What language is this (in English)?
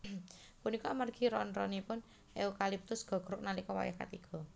Javanese